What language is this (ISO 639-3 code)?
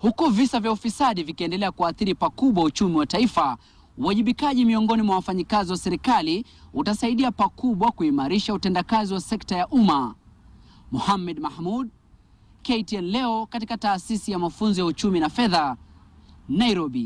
swa